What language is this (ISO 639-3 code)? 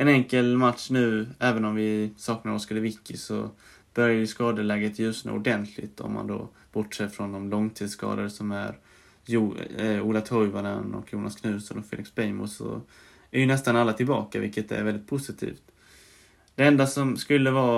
swe